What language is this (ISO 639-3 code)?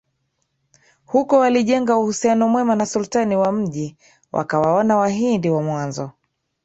swa